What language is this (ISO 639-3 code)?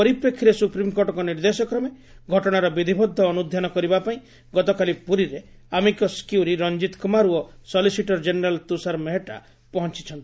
ori